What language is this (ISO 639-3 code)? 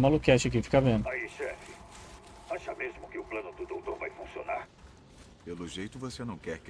por